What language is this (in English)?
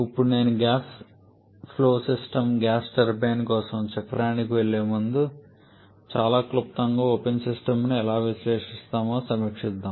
Telugu